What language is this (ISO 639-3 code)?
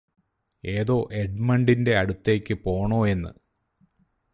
mal